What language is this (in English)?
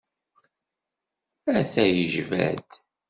Kabyle